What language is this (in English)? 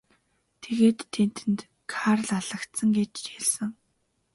Mongolian